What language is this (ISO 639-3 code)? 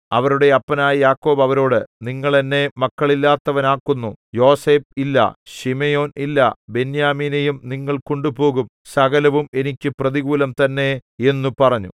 mal